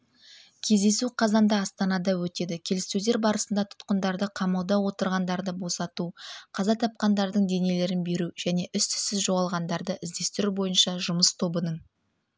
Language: Kazakh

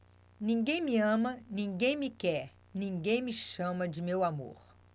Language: Portuguese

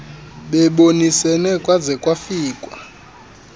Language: Xhosa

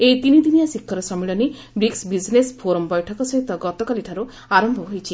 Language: Odia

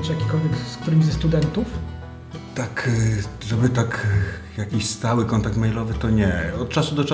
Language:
Polish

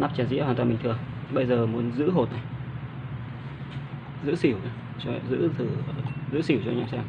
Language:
Vietnamese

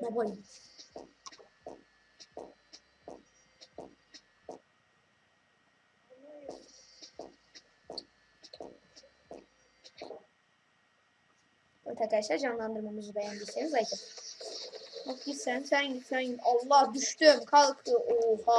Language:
Turkish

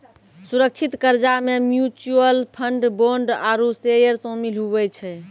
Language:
Maithili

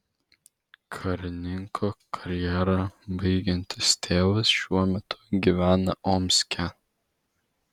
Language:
Lithuanian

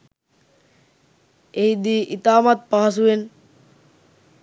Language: Sinhala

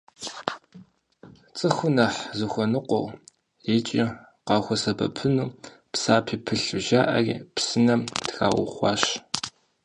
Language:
Kabardian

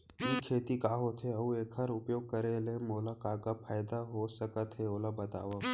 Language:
Chhattisgarhi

